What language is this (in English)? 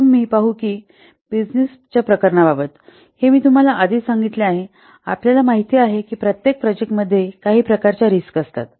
Marathi